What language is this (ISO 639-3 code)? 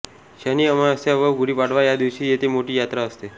mar